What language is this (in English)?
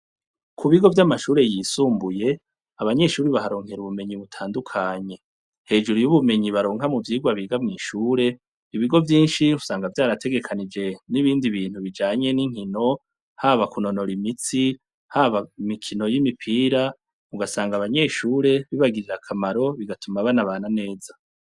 Rundi